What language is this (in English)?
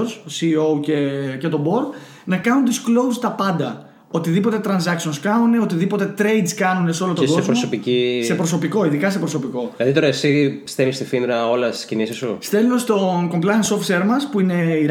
Greek